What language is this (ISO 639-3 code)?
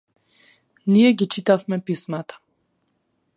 mkd